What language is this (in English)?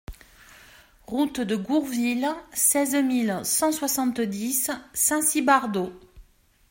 French